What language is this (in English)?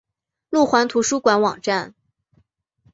Chinese